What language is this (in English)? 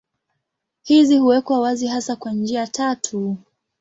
Swahili